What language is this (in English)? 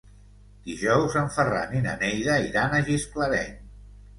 Catalan